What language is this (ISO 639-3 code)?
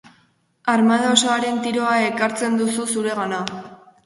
eus